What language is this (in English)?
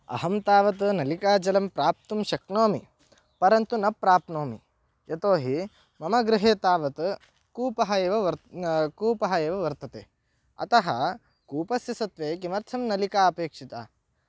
Sanskrit